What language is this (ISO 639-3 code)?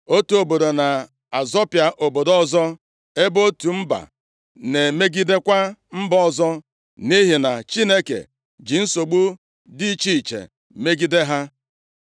ibo